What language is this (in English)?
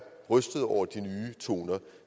Danish